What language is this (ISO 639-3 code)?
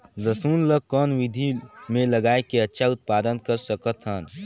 hne